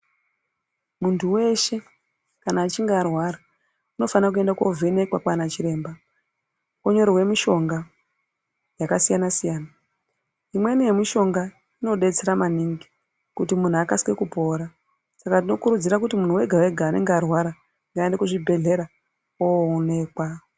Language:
Ndau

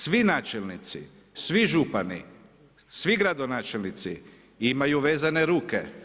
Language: Croatian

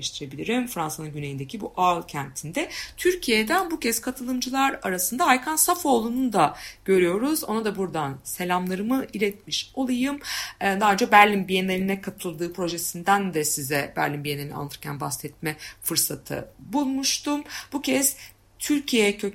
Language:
Turkish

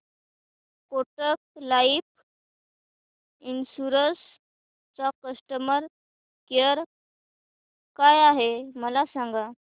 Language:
Marathi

